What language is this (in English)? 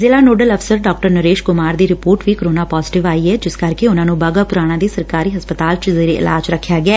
Punjabi